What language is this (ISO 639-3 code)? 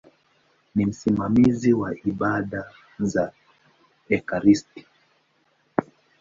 swa